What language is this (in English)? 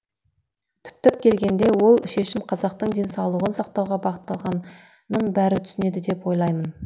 Kazakh